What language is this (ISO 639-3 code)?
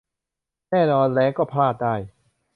tha